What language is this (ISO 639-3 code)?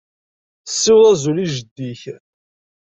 kab